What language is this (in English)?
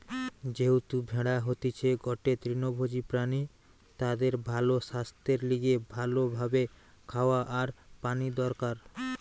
Bangla